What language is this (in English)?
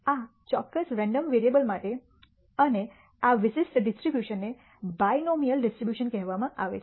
Gujarati